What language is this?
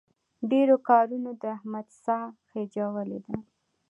Pashto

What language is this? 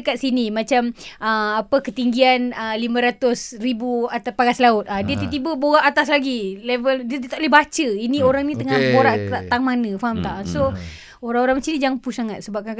Malay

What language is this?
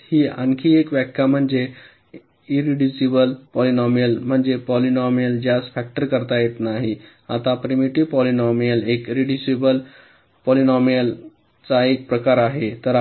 Marathi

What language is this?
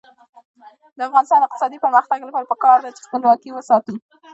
Pashto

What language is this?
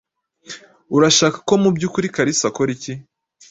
Kinyarwanda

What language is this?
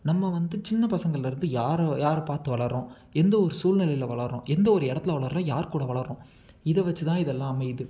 Tamil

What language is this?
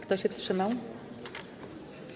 Polish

